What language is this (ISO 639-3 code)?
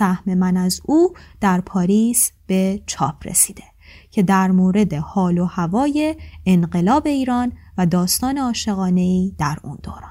fas